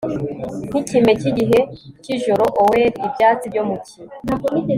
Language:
Kinyarwanda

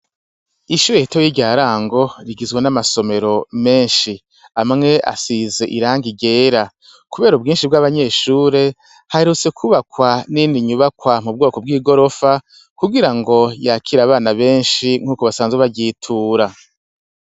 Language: Rundi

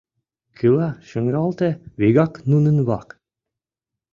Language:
Mari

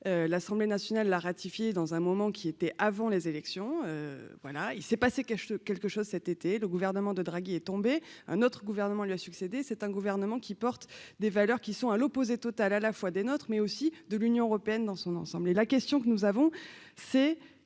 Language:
French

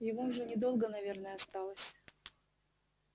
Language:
Russian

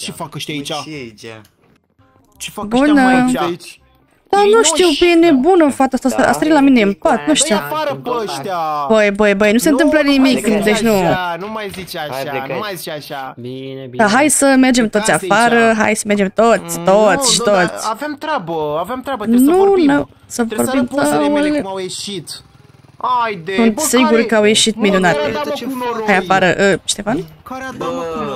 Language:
Romanian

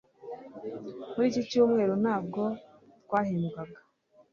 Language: Kinyarwanda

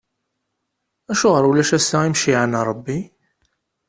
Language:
Kabyle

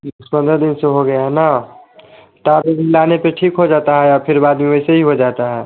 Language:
Hindi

